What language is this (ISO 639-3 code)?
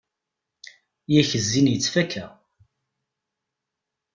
kab